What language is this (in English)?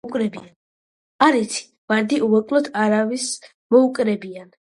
Georgian